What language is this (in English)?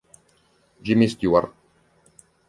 Italian